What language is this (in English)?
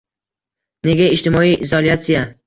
Uzbek